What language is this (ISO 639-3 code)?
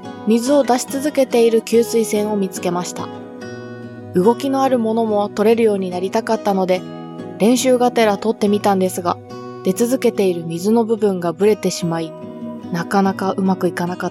jpn